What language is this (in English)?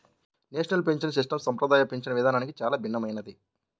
Telugu